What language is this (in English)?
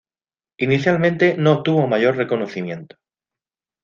Spanish